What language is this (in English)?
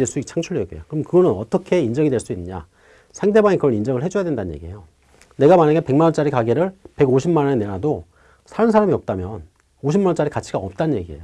Korean